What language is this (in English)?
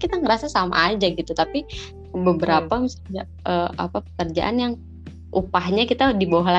Indonesian